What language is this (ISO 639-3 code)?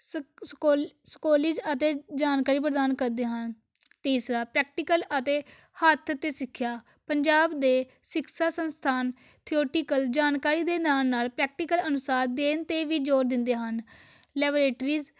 pan